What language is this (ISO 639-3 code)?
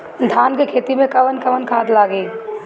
bho